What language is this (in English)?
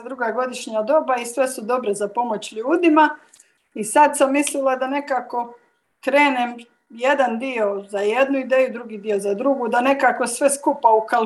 Croatian